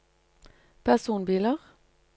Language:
Norwegian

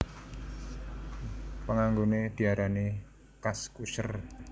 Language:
Javanese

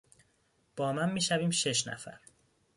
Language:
Persian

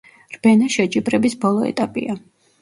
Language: Georgian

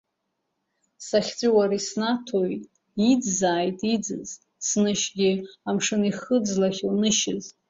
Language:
Abkhazian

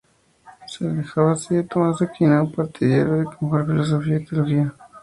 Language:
Spanish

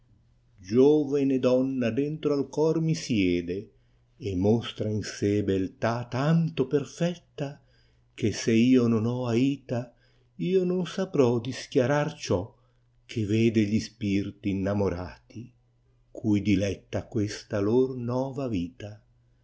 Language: Italian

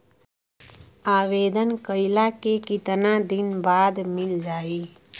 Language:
Bhojpuri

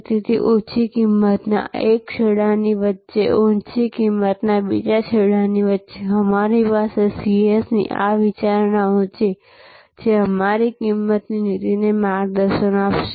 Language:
Gujarati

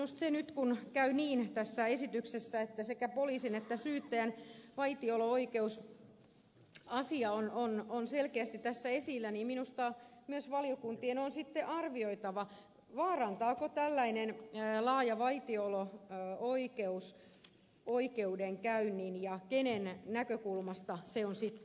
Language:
Finnish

